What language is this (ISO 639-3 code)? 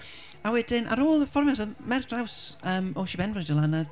cym